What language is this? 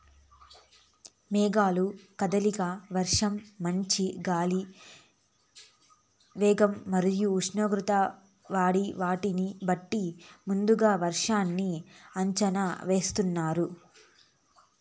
Telugu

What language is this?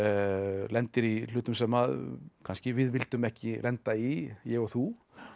Icelandic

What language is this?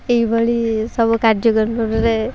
Odia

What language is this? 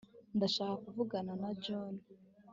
Kinyarwanda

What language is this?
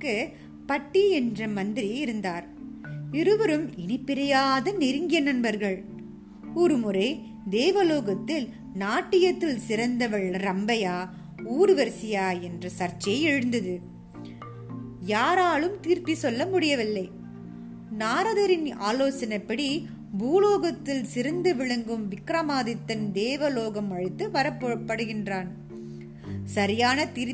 Tamil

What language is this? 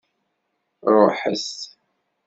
Kabyle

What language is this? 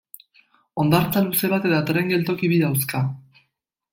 Basque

